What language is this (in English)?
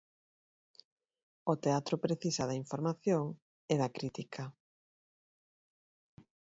Galician